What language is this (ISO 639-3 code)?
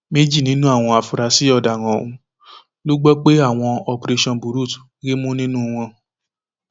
yor